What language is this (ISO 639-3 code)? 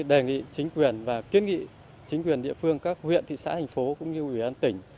vie